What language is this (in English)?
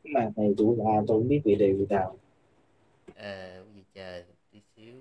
Vietnamese